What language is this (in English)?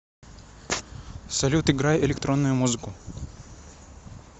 Russian